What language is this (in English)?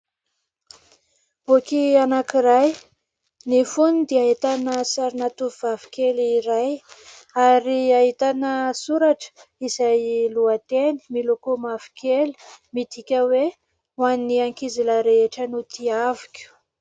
Malagasy